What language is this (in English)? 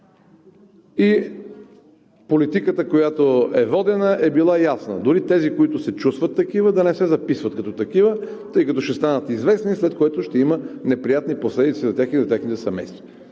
Bulgarian